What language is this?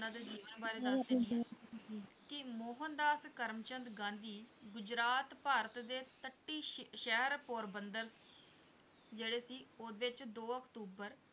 Punjabi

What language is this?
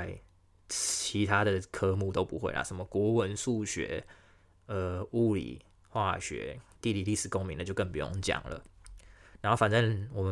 Chinese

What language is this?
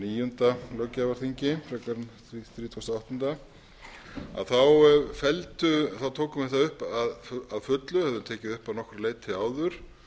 Icelandic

